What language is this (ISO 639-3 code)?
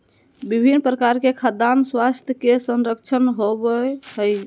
mag